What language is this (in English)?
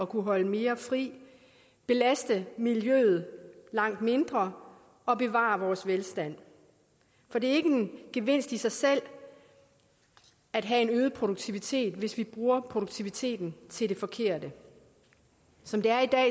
Danish